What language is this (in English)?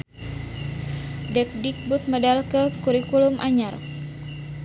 Sundanese